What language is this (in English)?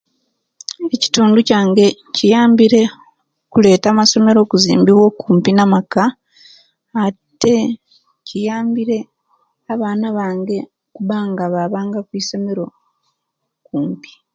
Kenyi